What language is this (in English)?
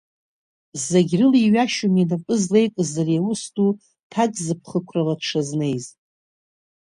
Abkhazian